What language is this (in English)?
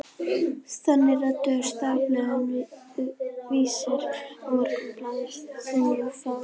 Icelandic